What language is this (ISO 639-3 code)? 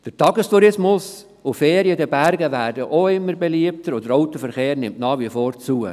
gsw